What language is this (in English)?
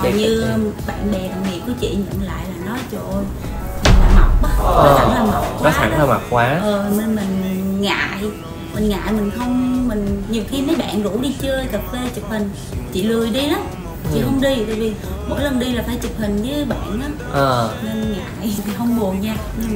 Vietnamese